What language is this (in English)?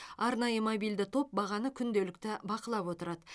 Kazakh